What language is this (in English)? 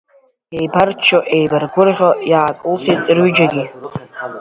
Abkhazian